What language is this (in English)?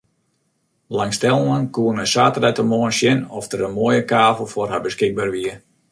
Western Frisian